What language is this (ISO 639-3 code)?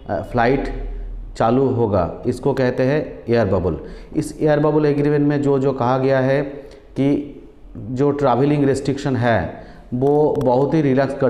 hin